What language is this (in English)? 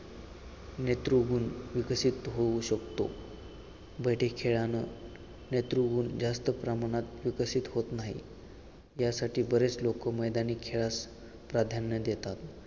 Marathi